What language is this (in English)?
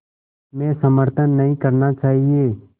Hindi